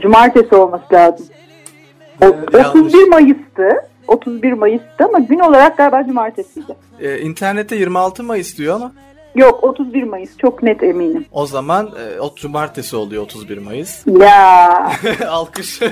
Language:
Turkish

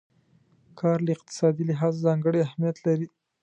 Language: Pashto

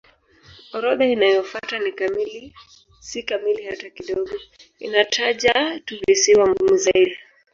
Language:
Swahili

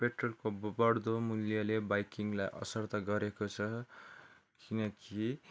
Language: Nepali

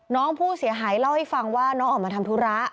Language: Thai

